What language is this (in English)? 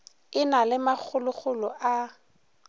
Northern Sotho